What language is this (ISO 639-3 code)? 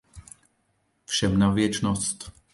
ces